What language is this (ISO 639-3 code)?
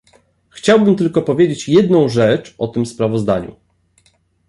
pol